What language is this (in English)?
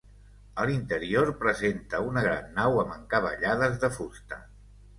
Catalan